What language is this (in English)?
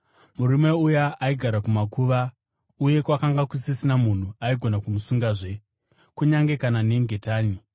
Shona